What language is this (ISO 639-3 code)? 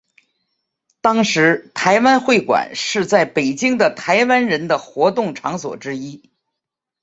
zho